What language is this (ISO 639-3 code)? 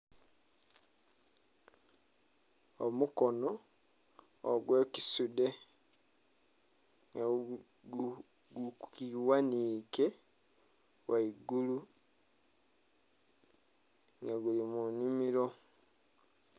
xog